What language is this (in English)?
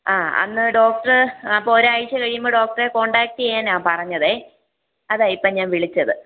Malayalam